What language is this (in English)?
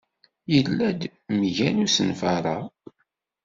Kabyle